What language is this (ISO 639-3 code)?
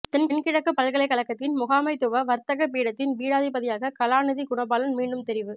tam